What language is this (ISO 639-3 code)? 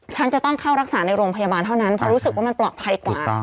tha